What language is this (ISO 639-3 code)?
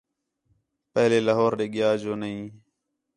xhe